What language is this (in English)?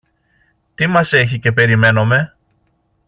Greek